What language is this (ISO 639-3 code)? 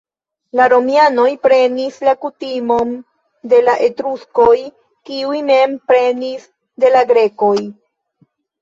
epo